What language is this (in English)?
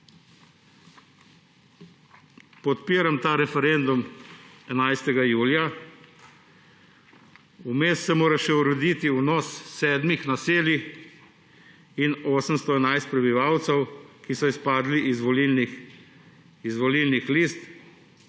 Slovenian